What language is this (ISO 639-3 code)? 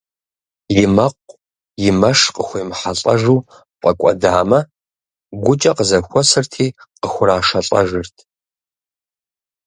kbd